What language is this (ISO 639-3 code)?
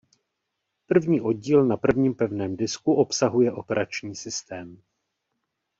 ces